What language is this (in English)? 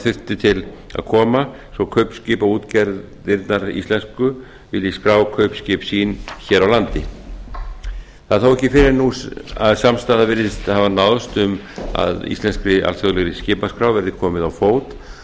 Icelandic